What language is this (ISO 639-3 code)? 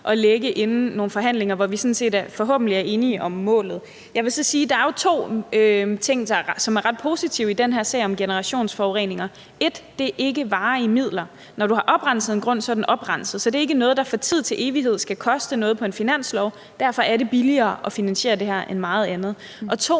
dan